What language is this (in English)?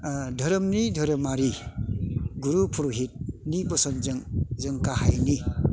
Bodo